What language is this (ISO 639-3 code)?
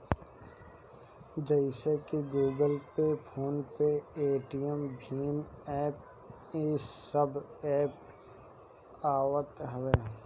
bho